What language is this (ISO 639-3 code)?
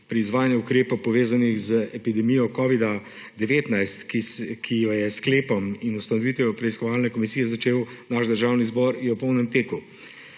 slv